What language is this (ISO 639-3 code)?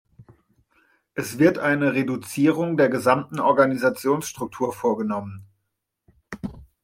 deu